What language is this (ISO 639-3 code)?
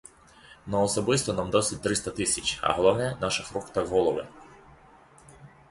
ukr